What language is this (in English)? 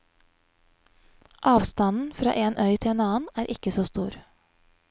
Norwegian